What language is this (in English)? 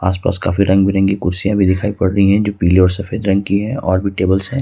Hindi